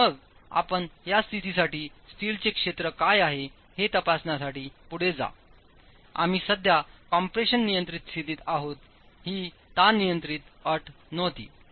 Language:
Marathi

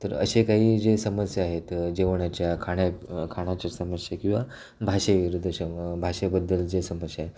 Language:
Marathi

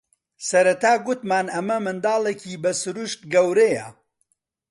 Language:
Central Kurdish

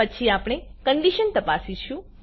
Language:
Gujarati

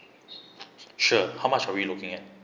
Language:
English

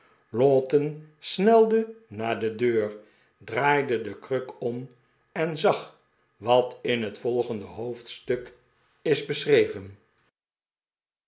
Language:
Dutch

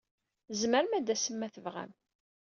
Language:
Kabyle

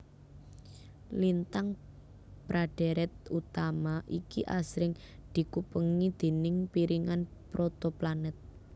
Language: Javanese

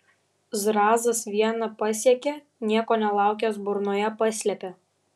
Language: Lithuanian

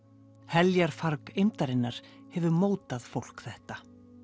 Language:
Icelandic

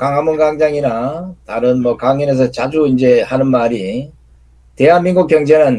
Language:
Korean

